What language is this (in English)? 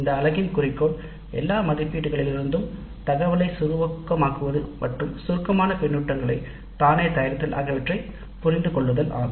Tamil